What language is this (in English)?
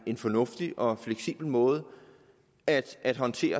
Danish